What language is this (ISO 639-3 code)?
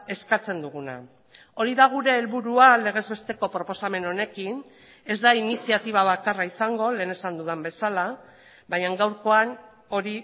eus